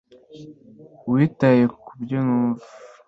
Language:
Kinyarwanda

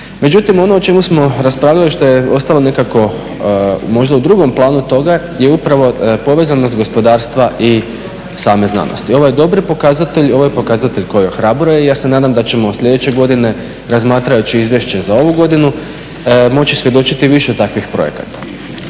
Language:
Croatian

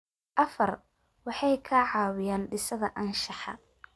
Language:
Somali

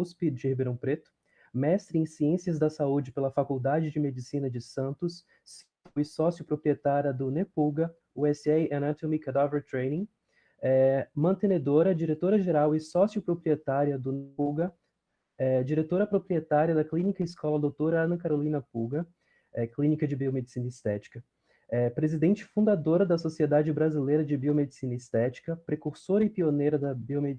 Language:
Portuguese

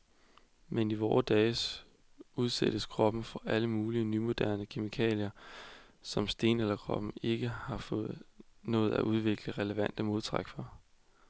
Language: Danish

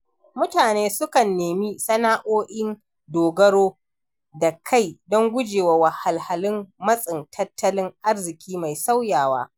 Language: Hausa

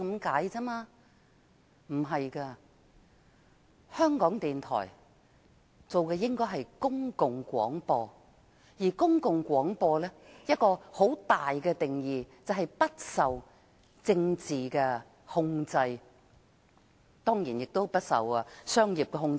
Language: Cantonese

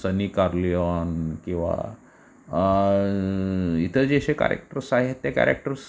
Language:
Marathi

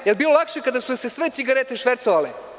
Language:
Serbian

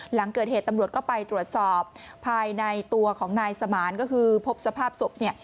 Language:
Thai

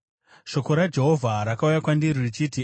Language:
Shona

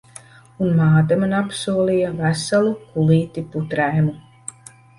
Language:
Latvian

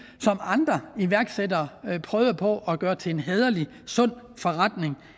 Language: Danish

